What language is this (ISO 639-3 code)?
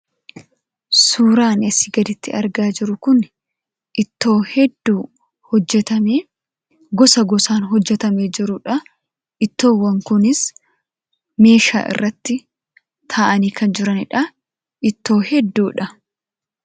orm